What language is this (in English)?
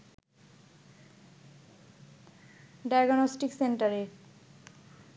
Bangla